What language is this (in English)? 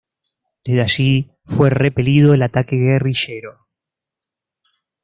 Spanish